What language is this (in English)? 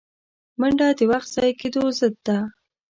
Pashto